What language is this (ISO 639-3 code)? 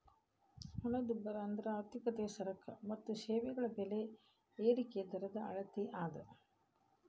kan